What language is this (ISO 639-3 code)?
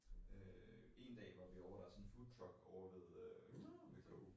dan